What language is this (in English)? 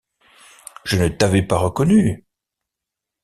French